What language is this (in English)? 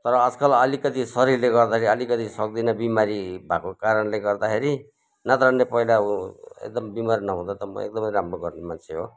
Nepali